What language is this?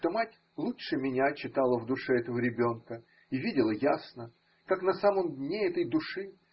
Russian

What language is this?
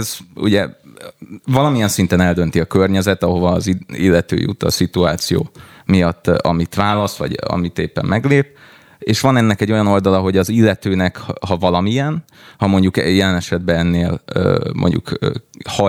Hungarian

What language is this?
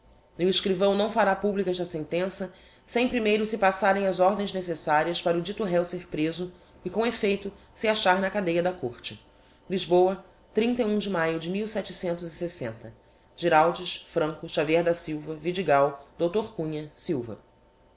Portuguese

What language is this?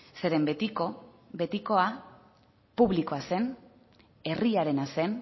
Basque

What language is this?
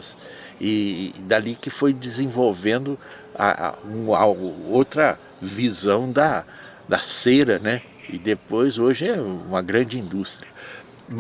Portuguese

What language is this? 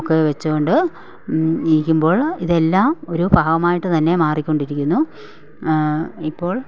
Malayalam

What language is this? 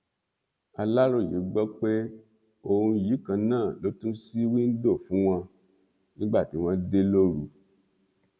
Yoruba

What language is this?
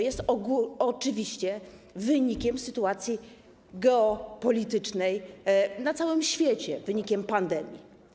Polish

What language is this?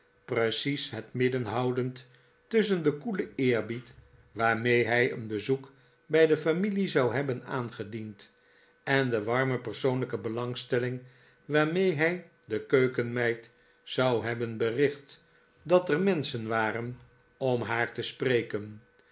Dutch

